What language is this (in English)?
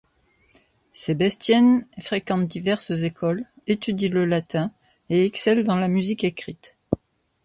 French